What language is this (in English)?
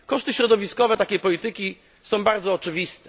Polish